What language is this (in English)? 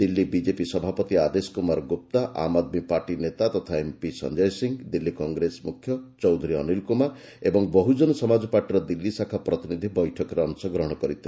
Odia